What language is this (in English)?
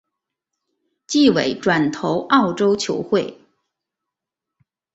Chinese